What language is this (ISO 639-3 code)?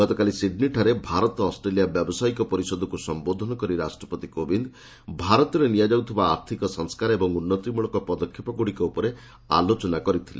ori